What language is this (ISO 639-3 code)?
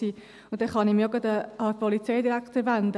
gsw